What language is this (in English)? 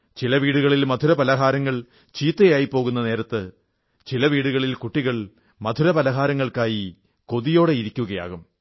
Malayalam